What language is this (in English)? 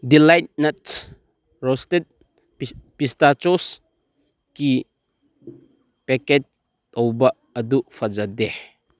Manipuri